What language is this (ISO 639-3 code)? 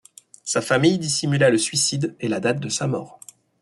fra